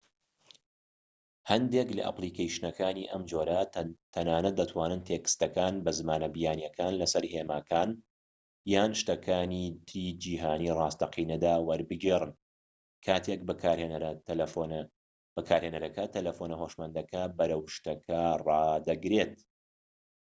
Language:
Central Kurdish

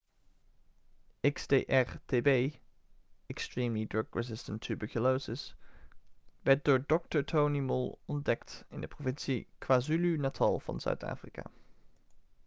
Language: Dutch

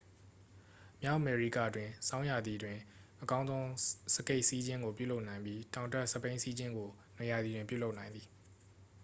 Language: Burmese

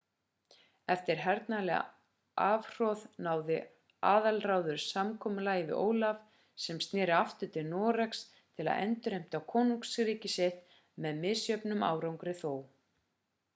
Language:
Icelandic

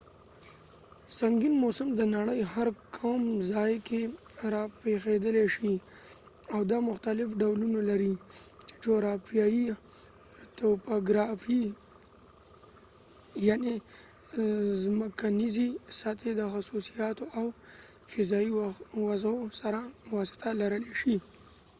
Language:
Pashto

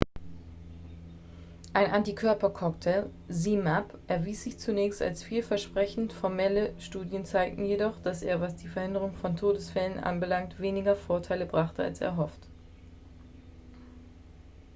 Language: German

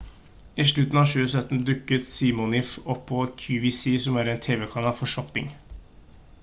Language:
Norwegian Bokmål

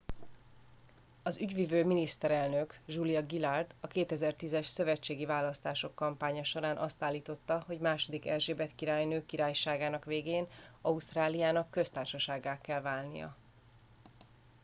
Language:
Hungarian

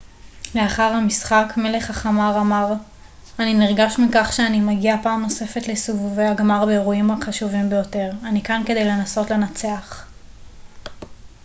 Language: Hebrew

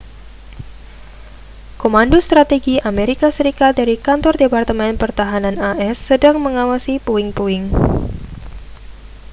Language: Indonesian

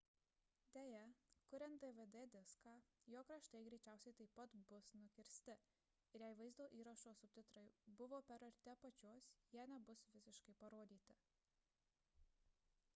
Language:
Lithuanian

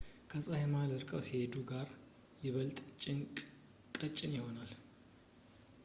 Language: Amharic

